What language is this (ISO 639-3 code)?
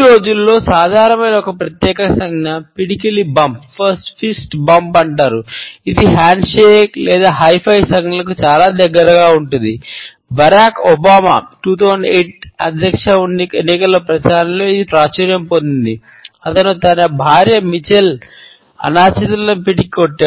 tel